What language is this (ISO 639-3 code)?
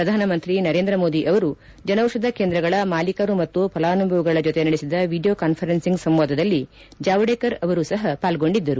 kan